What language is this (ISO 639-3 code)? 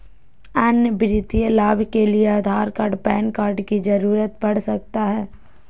mag